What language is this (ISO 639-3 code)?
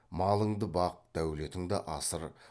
kaz